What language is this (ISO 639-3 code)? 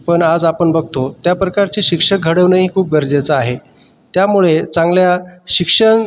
mar